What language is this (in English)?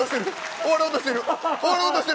Japanese